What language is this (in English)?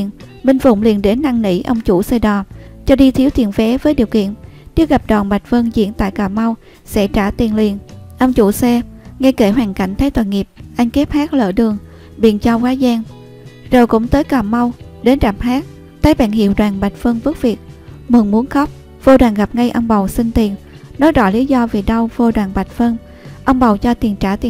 Vietnamese